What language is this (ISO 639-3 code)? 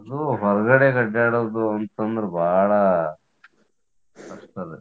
kan